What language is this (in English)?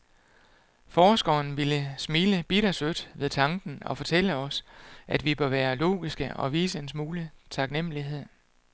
Danish